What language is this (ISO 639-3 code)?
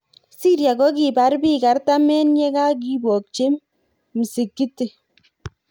kln